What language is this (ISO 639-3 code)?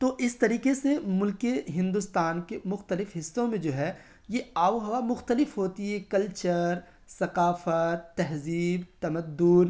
urd